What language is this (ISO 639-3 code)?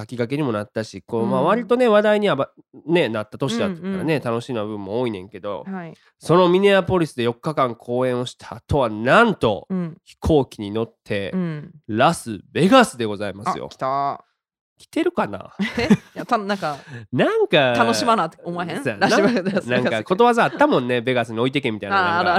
jpn